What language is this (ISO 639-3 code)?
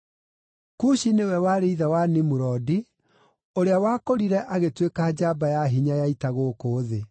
kik